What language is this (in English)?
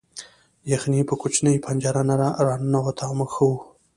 Pashto